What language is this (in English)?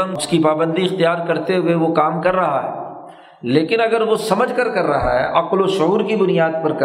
Urdu